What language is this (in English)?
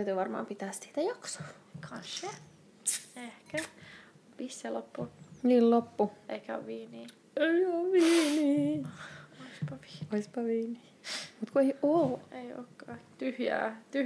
Finnish